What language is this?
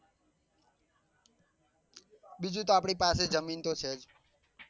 Gujarati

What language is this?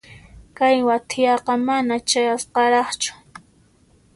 Puno Quechua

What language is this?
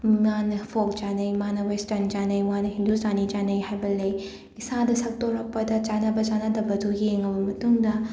Manipuri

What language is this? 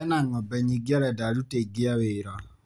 Kikuyu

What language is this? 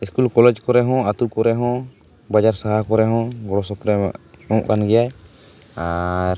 Santali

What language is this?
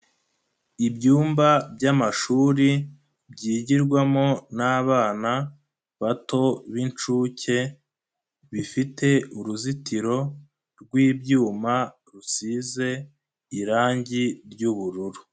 Kinyarwanda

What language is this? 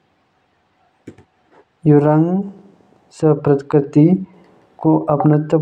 Jaunsari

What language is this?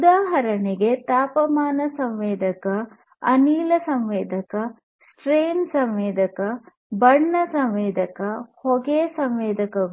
Kannada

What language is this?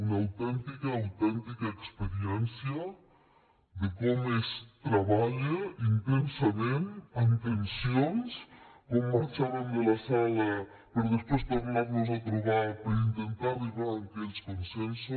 Catalan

